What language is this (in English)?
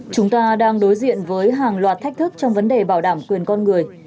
Vietnamese